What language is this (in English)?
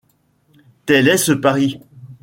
French